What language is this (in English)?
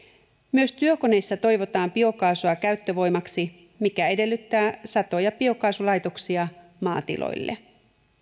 Finnish